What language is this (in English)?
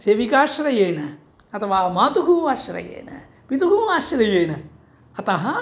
Sanskrit